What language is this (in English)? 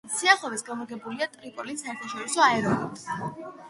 Georgian